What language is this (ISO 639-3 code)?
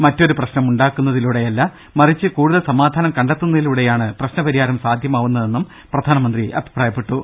mal